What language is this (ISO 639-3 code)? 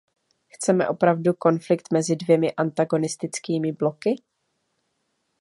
ces